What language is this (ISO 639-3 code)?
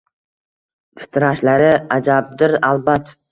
uzb